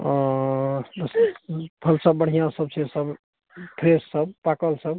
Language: Maithili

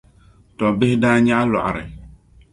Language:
Dagbani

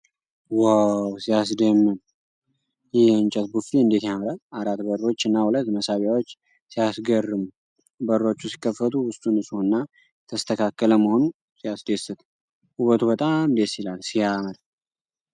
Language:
Amharic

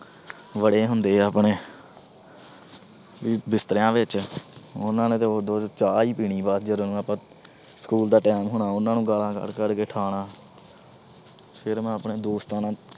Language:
Punjabi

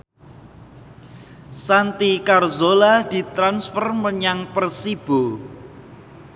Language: Javanese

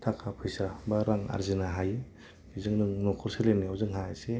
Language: Bodo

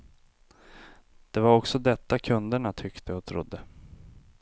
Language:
Swedish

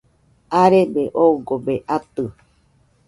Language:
Nüpode Huitoto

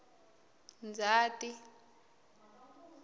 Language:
Tsonga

